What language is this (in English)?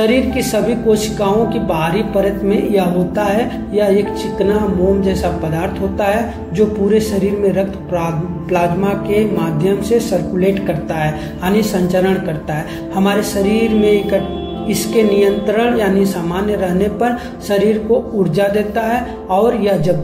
Hindi